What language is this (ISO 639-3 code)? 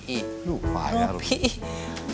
ind